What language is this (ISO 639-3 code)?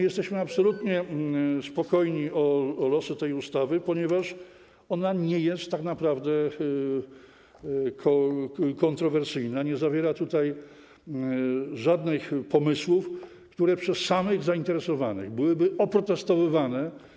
pol